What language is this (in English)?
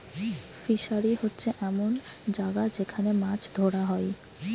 Bangla